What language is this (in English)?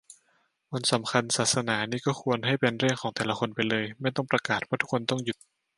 Thai